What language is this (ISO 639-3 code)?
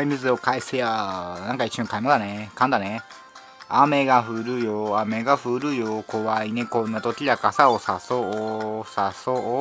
jpn